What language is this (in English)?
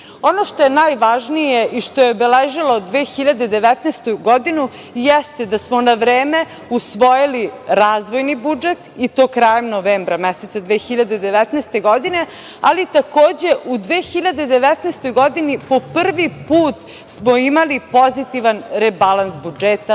Serbian